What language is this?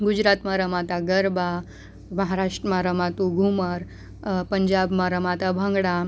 Gujarati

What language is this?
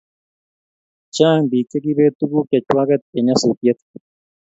Kalenjin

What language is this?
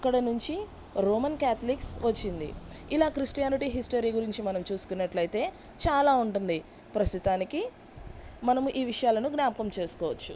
Telugu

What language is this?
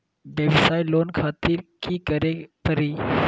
Magahi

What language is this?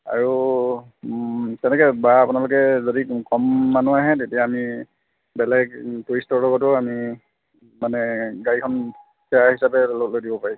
Assamese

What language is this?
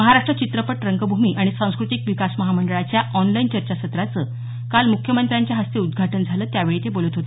Marathi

